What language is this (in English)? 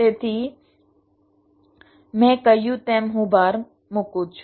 Gujarati